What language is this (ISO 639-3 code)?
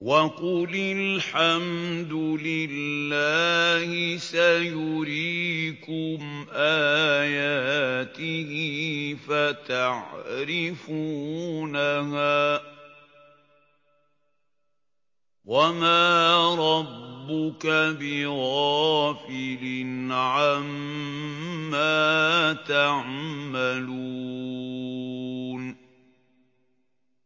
ara